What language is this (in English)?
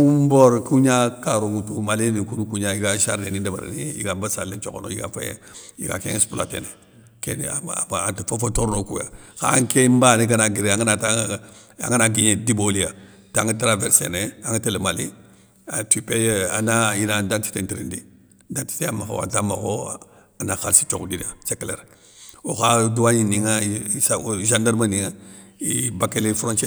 Soninke